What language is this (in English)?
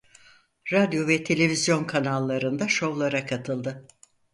Turkish